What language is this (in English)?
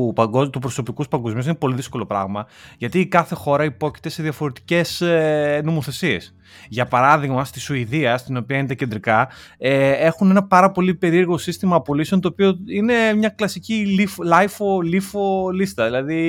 Greek